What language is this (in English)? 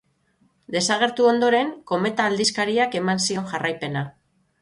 Basque